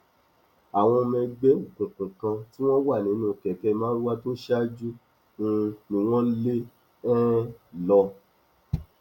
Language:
Yoruba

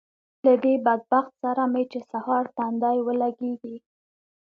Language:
Pashto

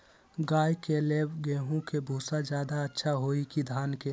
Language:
Magahi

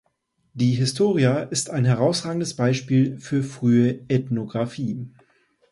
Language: German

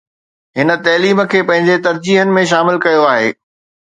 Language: Sindhi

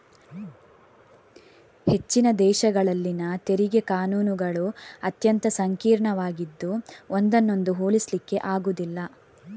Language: Kannada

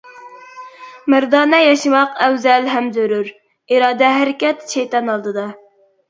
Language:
Uyghur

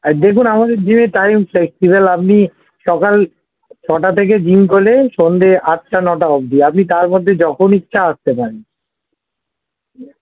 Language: Bangla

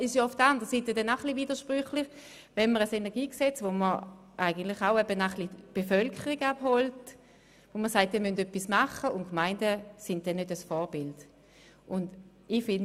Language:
Swiss German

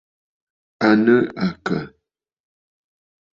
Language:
Bafut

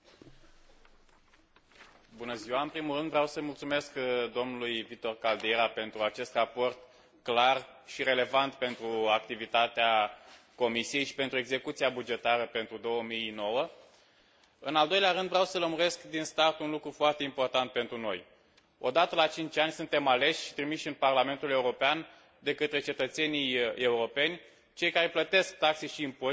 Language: Romanian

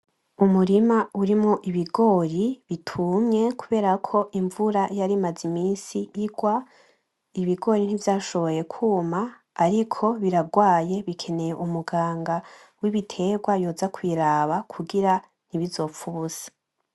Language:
Rundi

